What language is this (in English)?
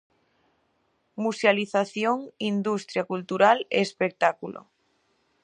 Galician